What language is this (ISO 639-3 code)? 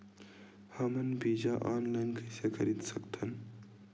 hne